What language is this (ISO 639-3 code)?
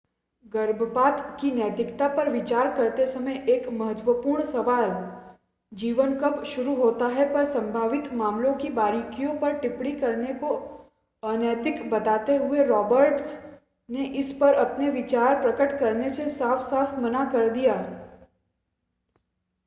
hin